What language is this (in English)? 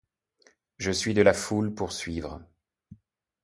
French